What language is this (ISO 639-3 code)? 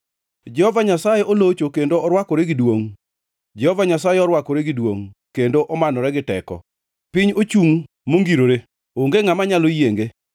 luo